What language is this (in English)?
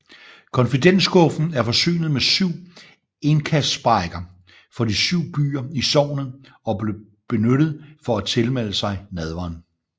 Danish